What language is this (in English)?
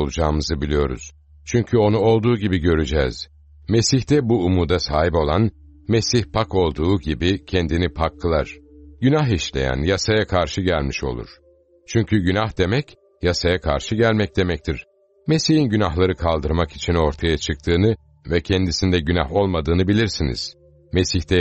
Turkish